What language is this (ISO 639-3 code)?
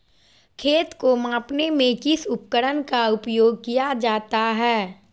mag